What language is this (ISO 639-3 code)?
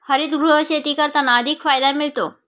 mar